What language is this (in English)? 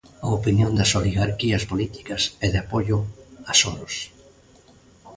Galician